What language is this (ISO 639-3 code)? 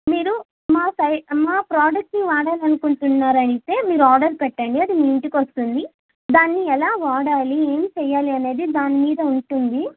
tel